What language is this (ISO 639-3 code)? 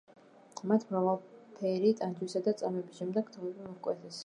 kat